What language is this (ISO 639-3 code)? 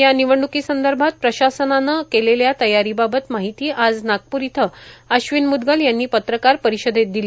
mar